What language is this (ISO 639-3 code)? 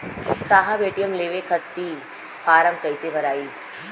bho